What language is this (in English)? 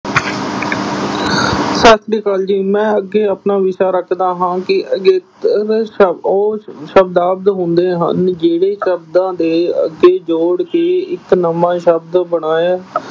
Punjabi